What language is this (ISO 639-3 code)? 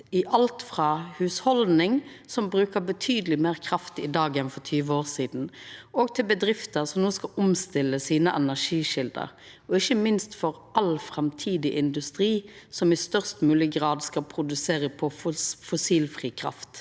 nor